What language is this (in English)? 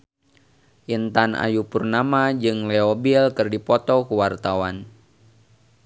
Sundanese